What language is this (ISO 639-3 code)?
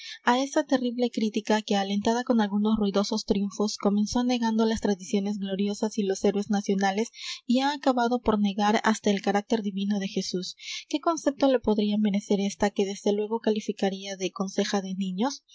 spa